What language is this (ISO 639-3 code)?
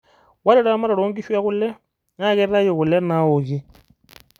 mas